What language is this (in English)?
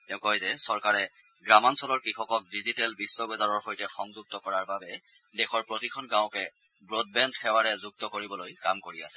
Assamese